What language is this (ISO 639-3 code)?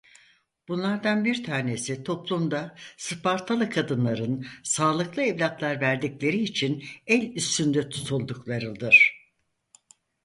tur